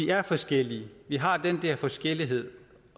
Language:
Danish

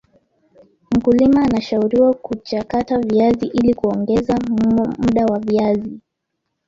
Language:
Swahili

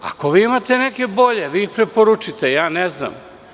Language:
Serbian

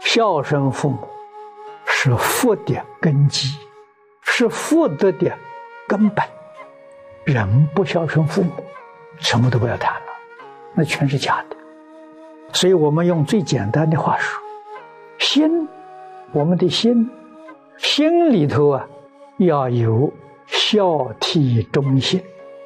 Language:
Chinese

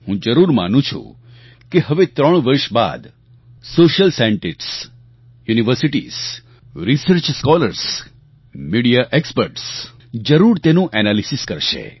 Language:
Gujarati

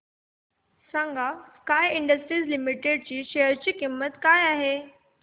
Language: Marathi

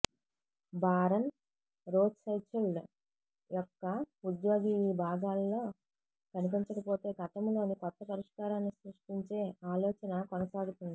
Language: Telugu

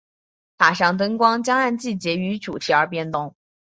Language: Chinese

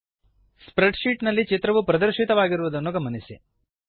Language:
Kannada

